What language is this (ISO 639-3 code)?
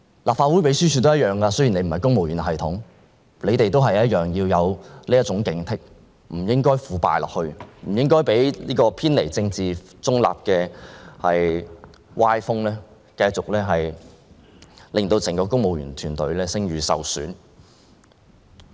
yue